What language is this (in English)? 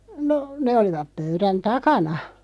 Finnish